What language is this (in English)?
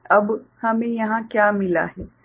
Hindi